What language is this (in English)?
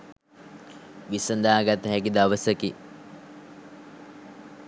Sinhala